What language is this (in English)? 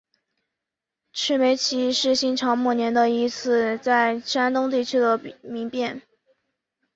Chinese